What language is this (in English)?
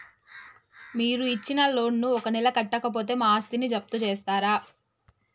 Telugu